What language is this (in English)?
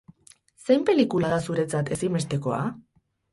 Basque